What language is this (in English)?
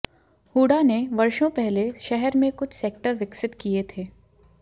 Hindi